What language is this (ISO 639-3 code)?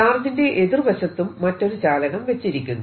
mal